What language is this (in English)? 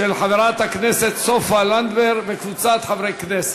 Hebrew